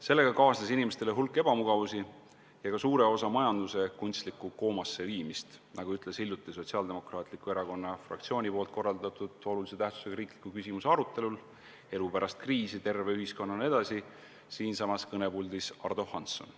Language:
Estonian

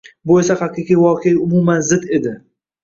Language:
Uzbek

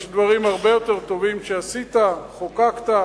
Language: Hebrew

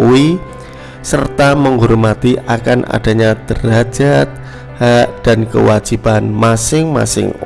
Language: Indonesian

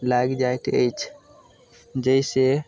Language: Maithili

